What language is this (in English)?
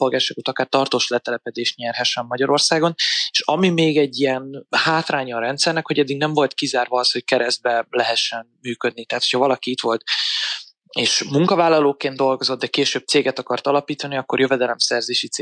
Hungarian